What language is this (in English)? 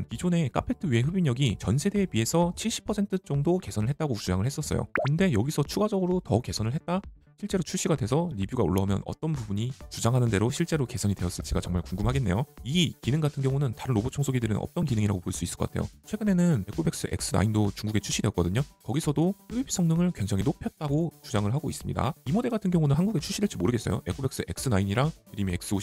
Korean